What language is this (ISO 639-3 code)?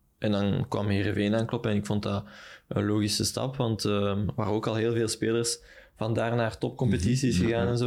nld